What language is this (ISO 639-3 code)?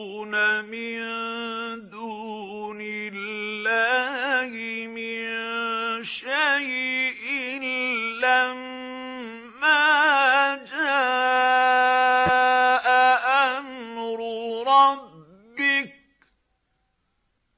ara